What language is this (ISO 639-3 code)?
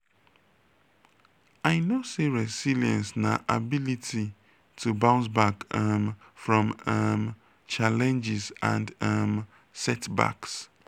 pcm